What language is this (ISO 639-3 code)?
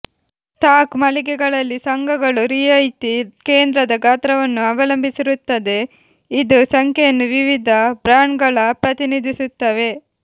kan